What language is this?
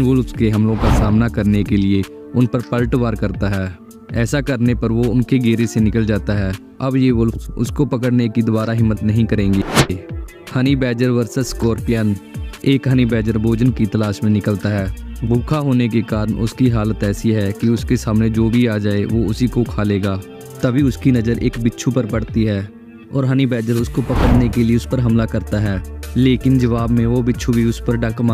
Hindi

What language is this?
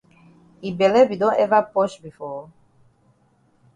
Cameroon Pidgin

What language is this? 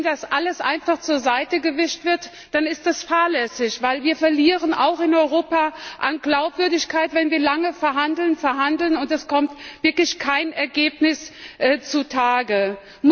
German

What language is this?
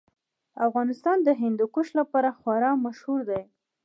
Pashto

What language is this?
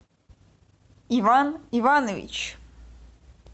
Russian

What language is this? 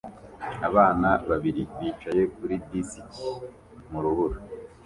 Kinyarwanda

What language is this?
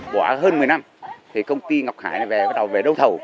Vietnamese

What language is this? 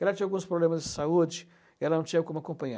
Portuguese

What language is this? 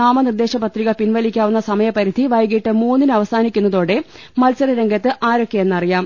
Malayalam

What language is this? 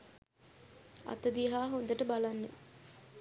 Sinhala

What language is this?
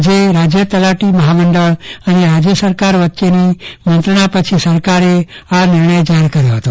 Gujarati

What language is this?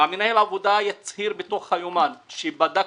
Hebrew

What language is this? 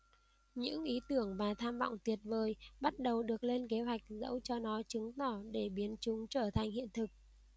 Vietnamese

